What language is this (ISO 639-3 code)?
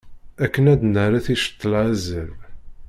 kab